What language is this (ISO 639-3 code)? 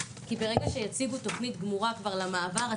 heb